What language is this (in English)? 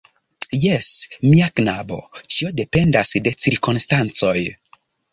Esperanto